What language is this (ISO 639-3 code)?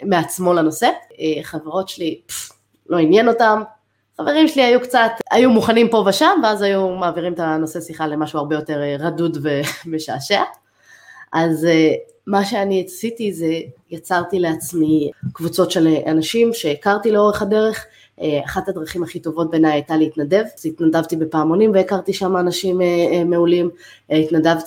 heb